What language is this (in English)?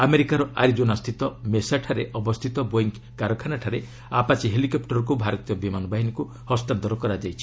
Odia